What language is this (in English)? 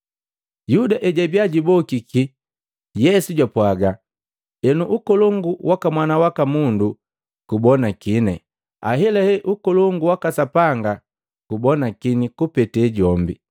Matengo